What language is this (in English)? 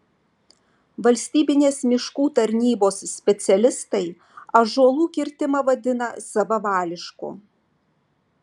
Lithuanian